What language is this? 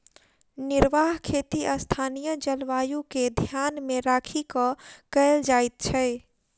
Maithili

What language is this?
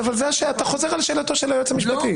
Hebrew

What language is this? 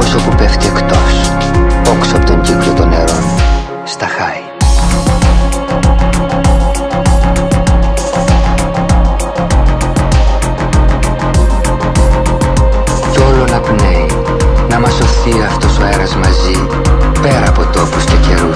Greek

